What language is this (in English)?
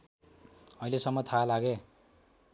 Nepali